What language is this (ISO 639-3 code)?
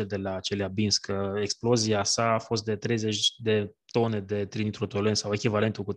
ron